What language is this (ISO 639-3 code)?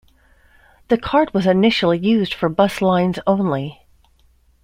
eng